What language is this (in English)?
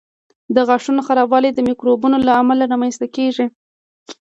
Pashto